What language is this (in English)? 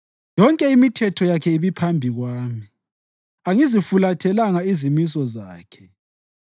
North Ndebele